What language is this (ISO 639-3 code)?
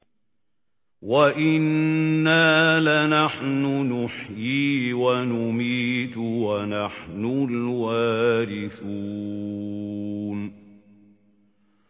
ara